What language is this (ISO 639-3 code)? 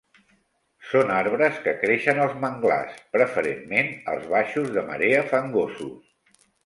cat